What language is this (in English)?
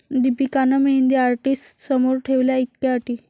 Marathi